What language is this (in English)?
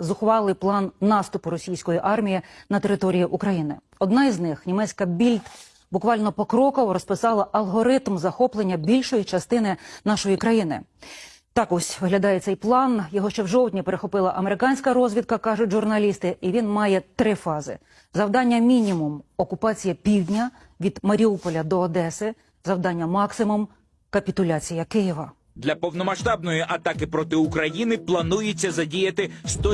Ukrainian